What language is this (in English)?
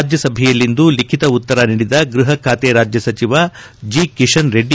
Kannada